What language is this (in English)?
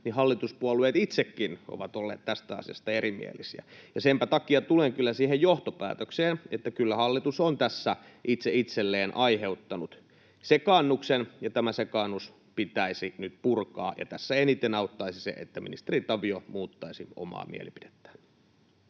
Finnish